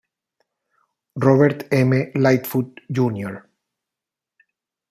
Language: Spanish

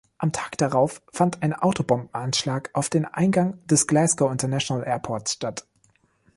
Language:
German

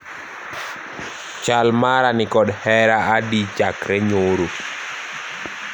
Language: Luo (Kenya and Tanzania)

